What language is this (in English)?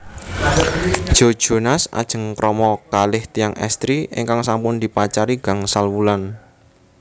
Javanese